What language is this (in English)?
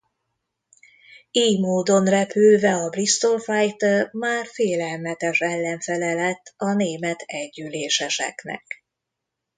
Hungarian